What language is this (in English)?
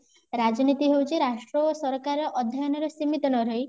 Odia